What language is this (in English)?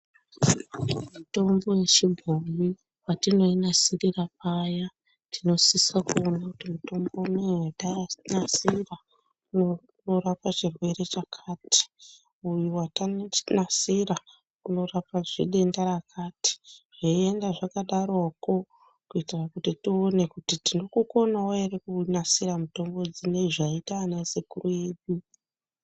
Ndau